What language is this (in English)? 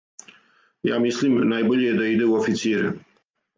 Serbian